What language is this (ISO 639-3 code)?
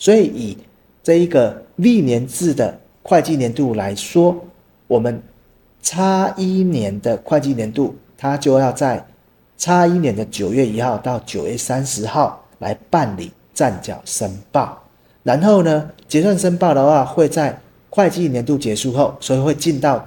zho